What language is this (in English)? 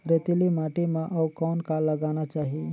Chhattisgarhi